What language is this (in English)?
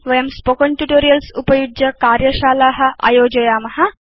Sanskrit